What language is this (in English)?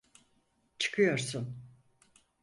Turkish